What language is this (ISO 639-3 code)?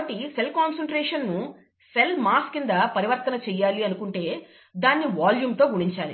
tel